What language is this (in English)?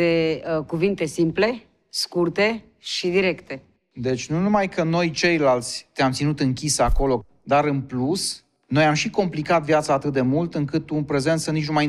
Romanian